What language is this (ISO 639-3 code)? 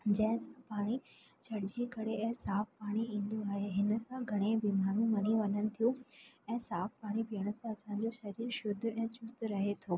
snd